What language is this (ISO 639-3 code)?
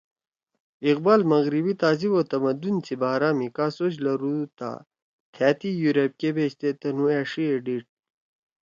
trw